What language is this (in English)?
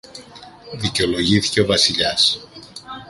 Greek